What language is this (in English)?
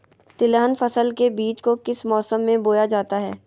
Magahi